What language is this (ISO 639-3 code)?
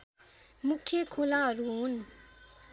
nep